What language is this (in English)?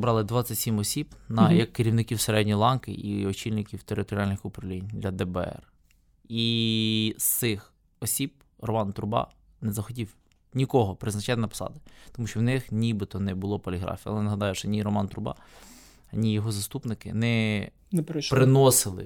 Ukrainian